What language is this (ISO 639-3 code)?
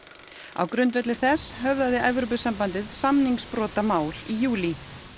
isl